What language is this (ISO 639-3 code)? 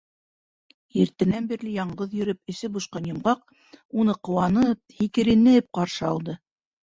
bak